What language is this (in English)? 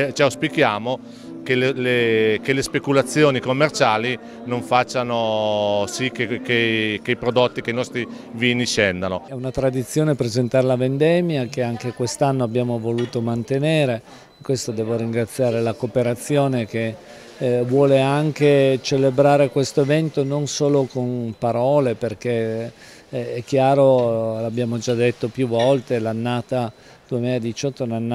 Italian